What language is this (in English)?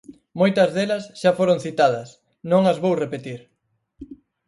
Galician